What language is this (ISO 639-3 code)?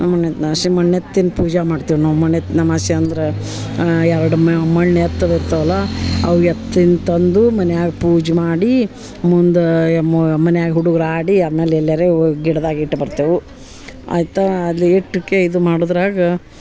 kan